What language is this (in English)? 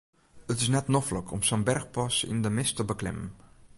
Western Frisian